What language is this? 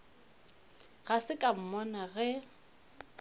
Northern Sotho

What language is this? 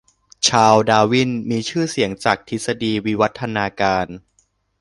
Thai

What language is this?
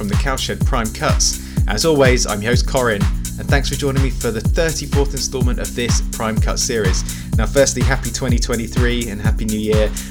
English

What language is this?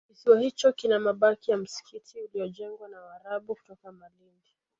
Swahili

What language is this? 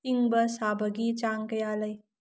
Manipuri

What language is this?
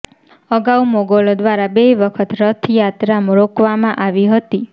Gujarati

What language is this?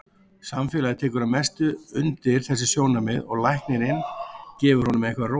Icelandic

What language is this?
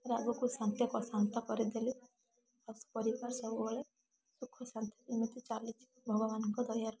Odia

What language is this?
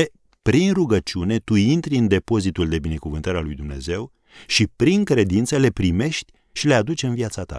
Romanian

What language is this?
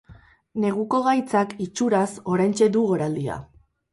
Basque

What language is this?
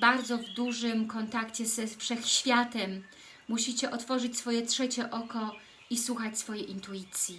Polish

